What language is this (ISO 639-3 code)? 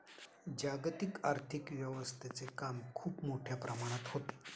mar